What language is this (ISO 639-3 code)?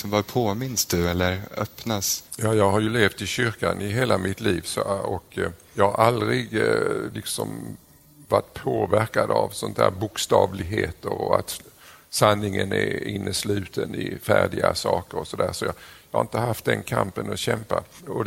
swe